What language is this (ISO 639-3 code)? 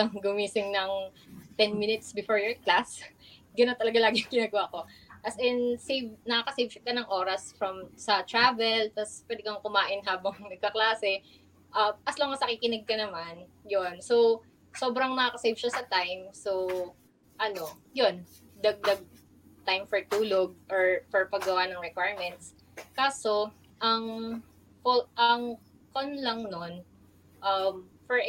fil